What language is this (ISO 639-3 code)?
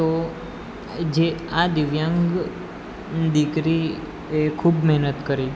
guj